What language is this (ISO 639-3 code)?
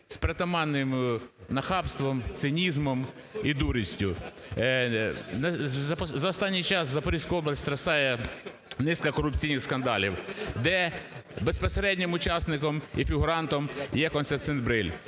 ukr